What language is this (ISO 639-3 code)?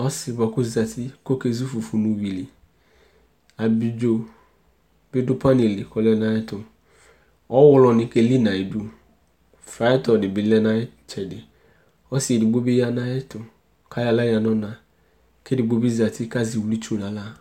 kpo